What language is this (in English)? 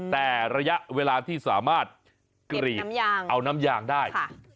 Thai